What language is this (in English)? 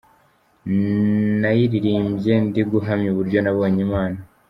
Kinyarwanda